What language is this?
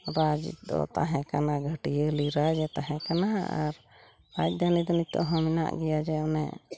Santali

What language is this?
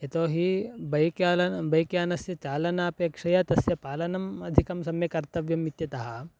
Sanskrit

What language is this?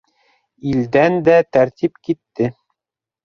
Bashkir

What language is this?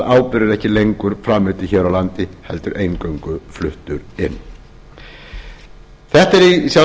Icelandic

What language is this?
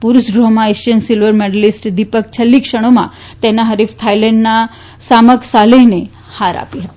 Gujarati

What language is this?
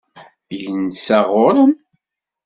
Kabyle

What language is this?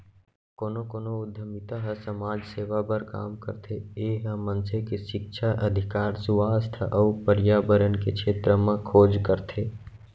Chhattisgarhi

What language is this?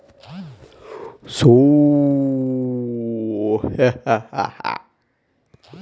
Kannada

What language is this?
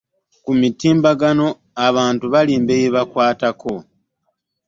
Ganda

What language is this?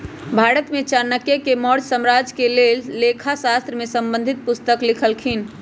Magahi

